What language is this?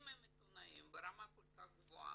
Hebrew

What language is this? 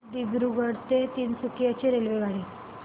Marathi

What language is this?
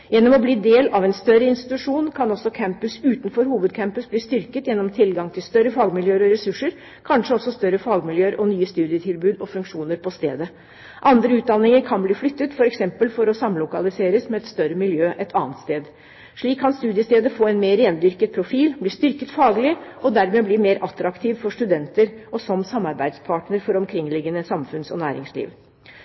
Norwegian Bokmål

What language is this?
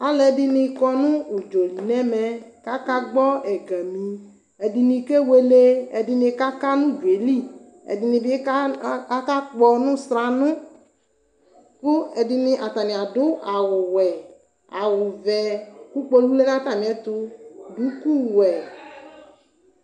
Ikposo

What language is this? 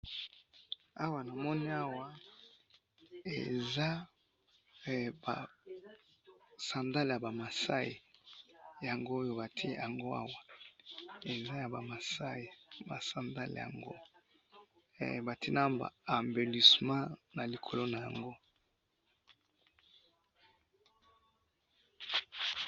Lingala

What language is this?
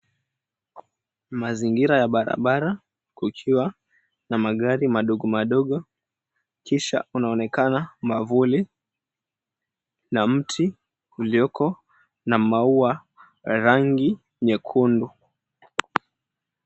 Swahili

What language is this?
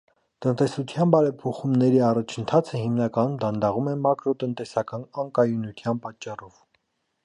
Armenian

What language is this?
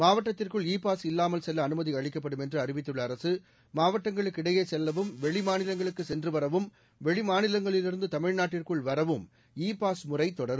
Tamil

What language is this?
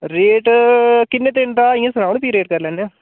Dogri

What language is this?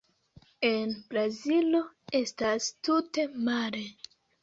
Esperanto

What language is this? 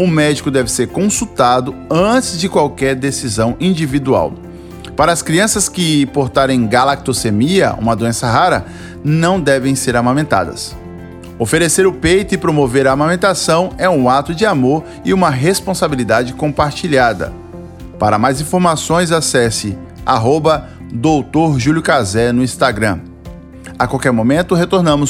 Portuguese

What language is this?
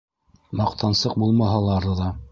Bashkir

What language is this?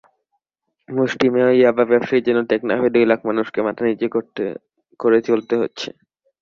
Bangla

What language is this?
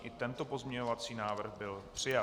Czech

